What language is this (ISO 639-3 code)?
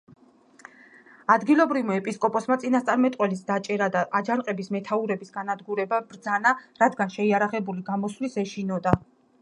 kat